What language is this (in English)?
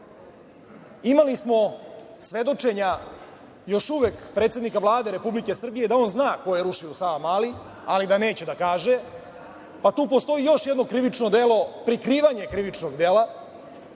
Serbian